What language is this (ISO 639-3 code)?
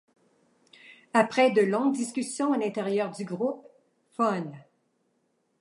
fra